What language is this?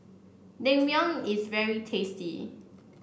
English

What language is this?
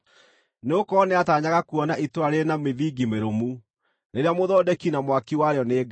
Kikuyu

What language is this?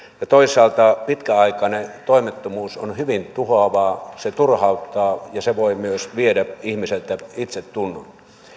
Finnish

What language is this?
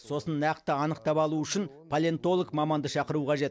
Kazakh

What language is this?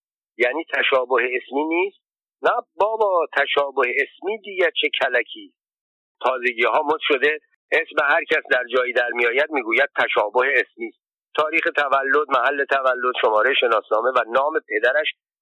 Persian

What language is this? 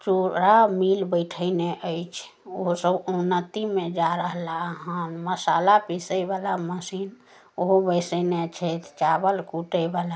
Maithili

